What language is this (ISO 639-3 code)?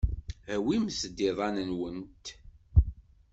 kab